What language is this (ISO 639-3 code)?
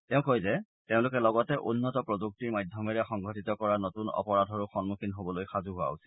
asm